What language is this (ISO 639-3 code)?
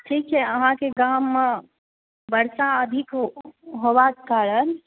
mai